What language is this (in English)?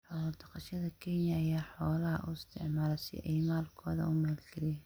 Somali